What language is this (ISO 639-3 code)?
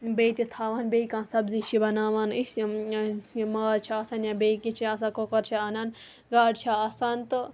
kas